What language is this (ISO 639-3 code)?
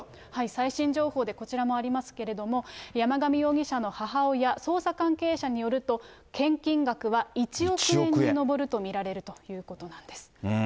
jpn